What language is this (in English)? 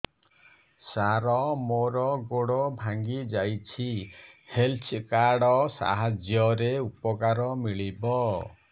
Odia